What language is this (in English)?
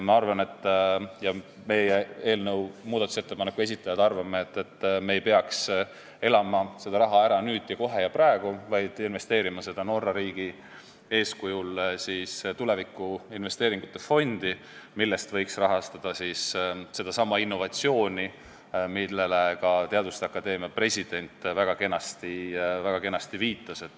Estonian